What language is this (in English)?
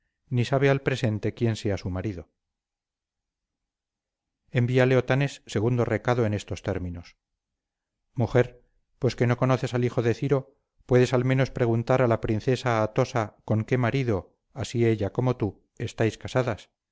Spanish